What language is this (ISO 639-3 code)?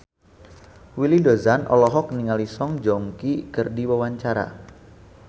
sun